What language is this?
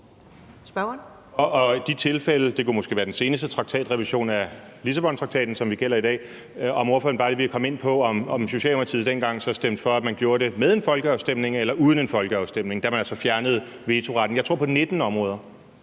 Danish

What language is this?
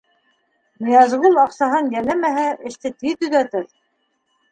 Bashkir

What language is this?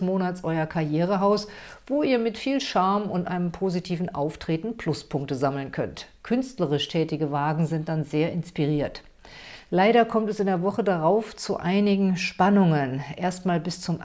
German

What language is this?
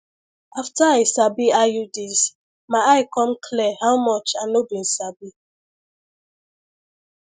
Nigerian Pidgin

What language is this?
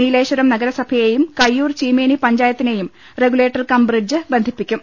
Malayalam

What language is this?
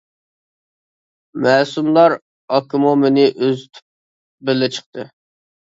Uyghur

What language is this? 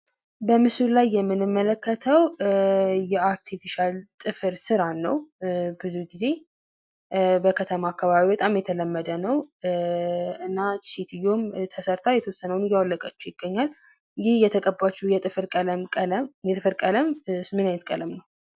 Amharic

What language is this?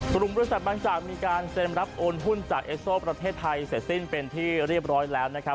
Thai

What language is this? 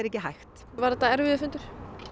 Icelandic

